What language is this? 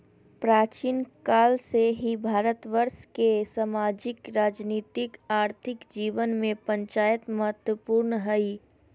Magahi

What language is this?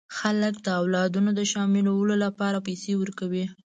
Pashto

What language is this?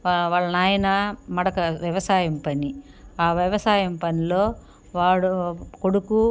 Telugu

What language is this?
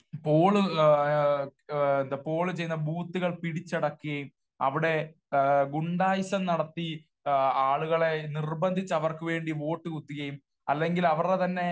Malayalam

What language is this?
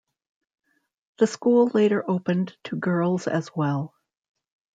English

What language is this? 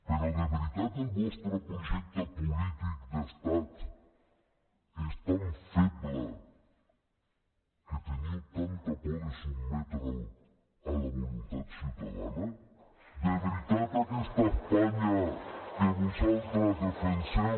Catalan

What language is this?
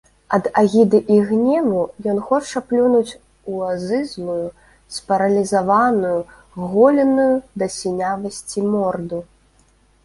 Belarusian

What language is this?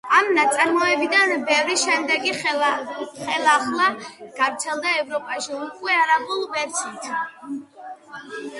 Georgian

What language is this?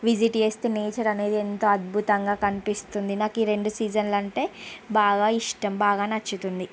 Telugu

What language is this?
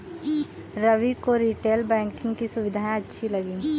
Hindi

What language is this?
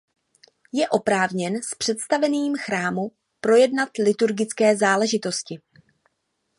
Czech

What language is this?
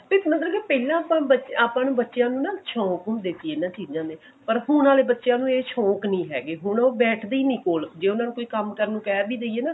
Punjabi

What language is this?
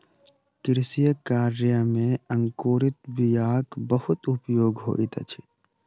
Maithili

